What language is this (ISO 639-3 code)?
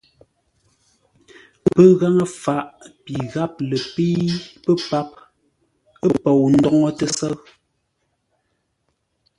nla